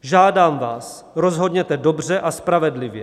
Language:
Czech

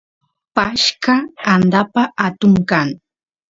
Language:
Santiago del Estero Quichua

